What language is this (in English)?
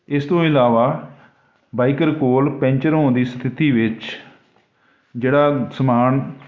Punjabi